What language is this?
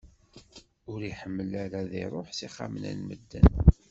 Kabyle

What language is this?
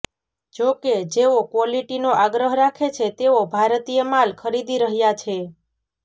Gujarati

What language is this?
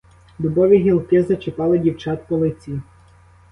Ukrainian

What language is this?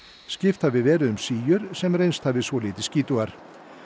Icelandic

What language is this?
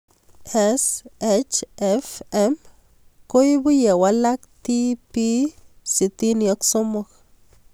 Kalenjin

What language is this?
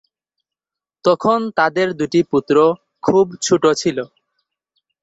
Bangla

